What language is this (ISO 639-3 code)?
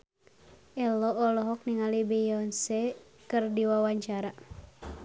sun